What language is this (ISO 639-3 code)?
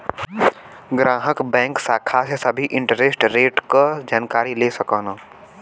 bho